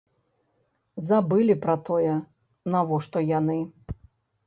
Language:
Belarusian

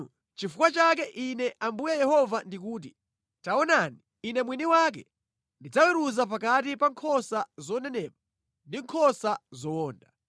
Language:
Nyanja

